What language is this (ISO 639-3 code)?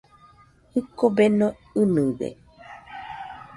hux